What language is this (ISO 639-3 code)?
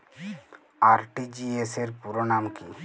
ben